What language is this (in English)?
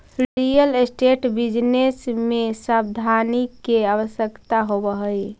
Magahi